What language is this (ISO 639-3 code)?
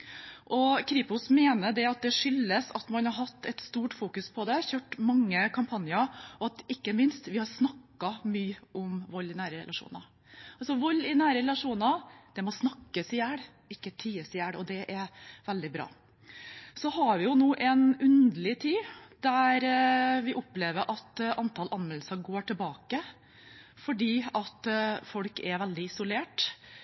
nob